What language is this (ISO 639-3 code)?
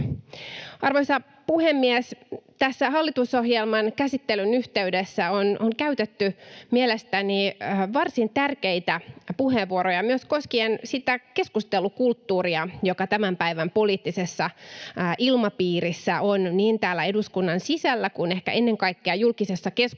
fin